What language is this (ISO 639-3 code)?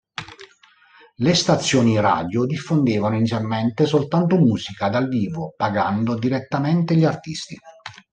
ita